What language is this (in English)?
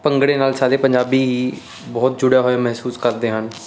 Punjabi